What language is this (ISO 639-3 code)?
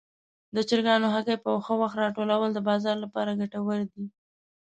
pus